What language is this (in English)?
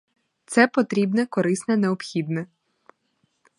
Ukrainian